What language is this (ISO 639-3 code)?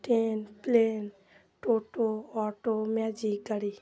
ben